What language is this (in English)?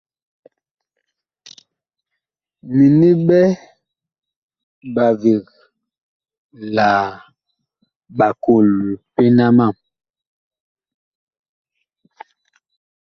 Bakoko